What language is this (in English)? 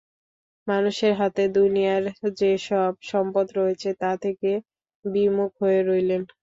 Bangla